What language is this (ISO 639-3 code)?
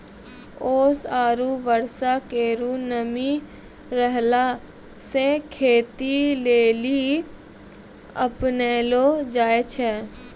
mai